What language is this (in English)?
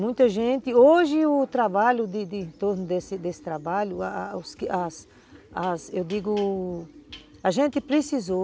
Portuguese